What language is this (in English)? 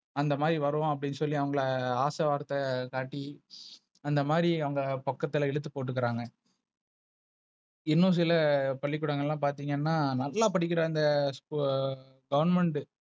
Tamil